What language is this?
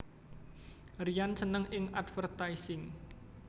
Javanese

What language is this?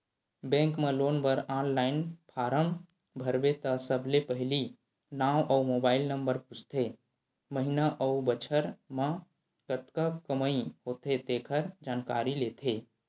Chhattisgarhi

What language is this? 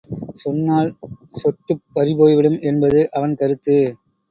Tamil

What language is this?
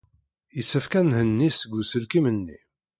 Kabyle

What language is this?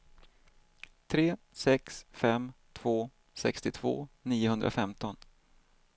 Swedish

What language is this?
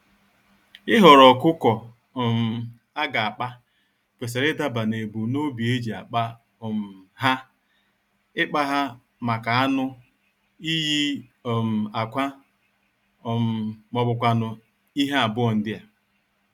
Igbo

